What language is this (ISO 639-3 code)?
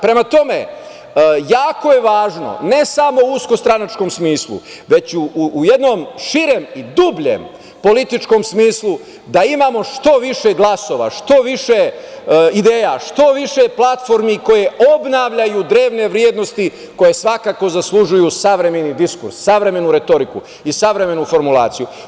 srp